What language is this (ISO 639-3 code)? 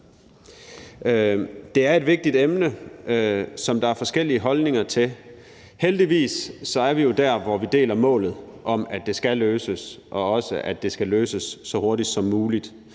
dan